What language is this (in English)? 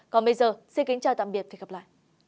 Vietnamese